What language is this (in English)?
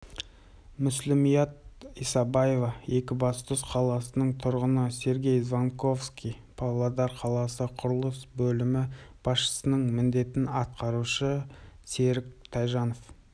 Kazakh